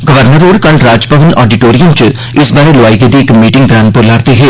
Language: Dogri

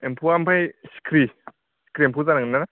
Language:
Bodo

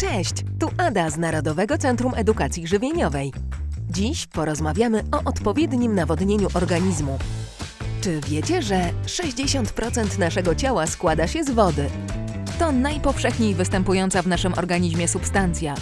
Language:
Polish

